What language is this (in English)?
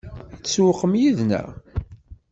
Kabyle